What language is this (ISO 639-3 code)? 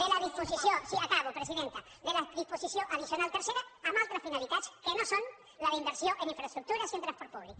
cat